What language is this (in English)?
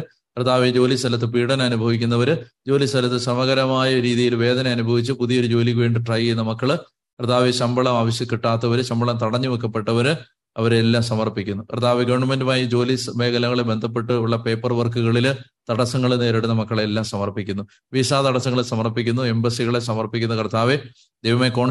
Malayalam